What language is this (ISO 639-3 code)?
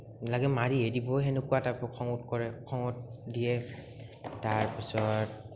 asm